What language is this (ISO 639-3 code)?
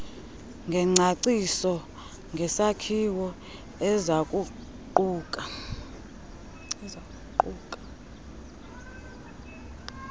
xho